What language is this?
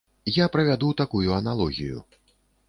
Belarusian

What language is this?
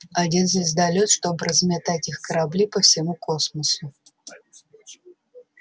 Russian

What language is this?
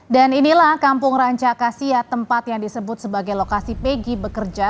Indonesian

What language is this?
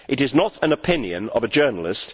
English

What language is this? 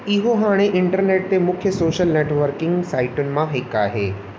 Sindhi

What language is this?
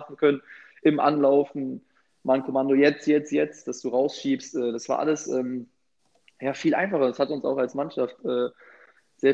German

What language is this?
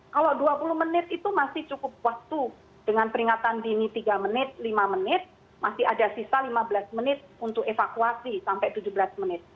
Indonesian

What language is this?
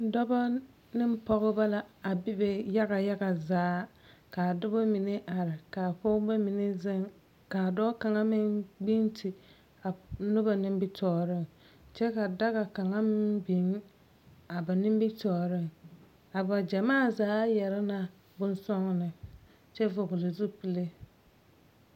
Southern Dagaare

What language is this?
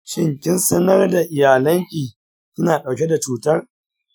Hausa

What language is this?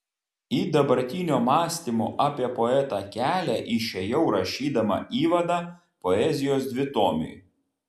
Lithuanian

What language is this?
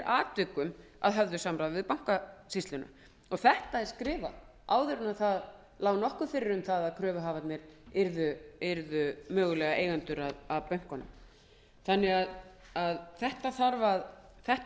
Icelandic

